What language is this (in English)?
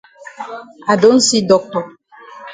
Cameroon Pidgin